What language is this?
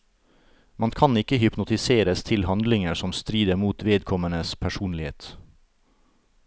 Norwegian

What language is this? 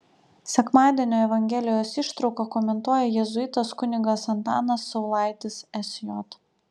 Lithuanian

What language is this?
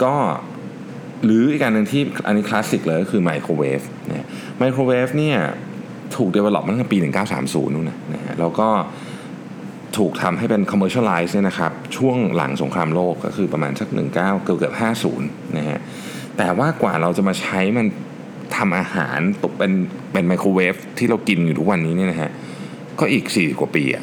Thai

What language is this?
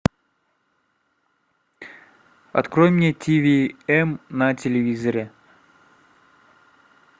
Russian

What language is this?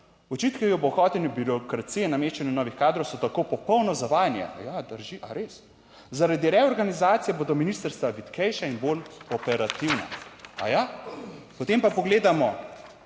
Slovenian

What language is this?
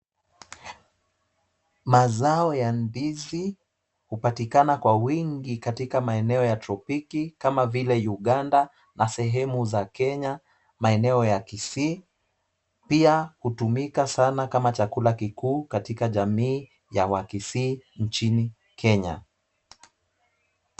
Swahili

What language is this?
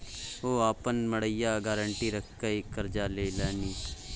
Maithili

